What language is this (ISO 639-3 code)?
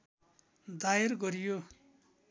nep